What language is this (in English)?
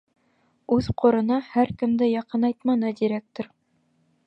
Bashkir